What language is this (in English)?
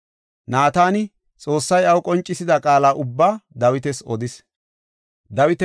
Gofa